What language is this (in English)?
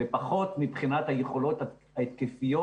Hebrew